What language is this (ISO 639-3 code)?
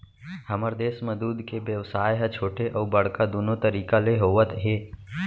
hne